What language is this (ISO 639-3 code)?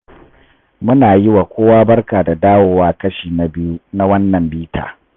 hau